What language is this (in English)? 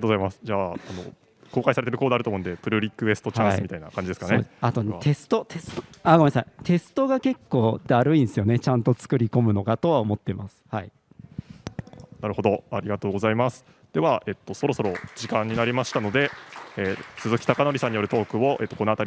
Japanese